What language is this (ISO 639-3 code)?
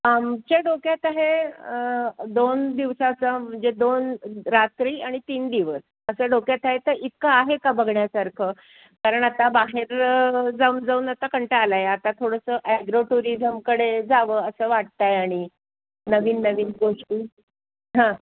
mar